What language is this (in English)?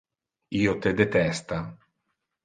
Interlingua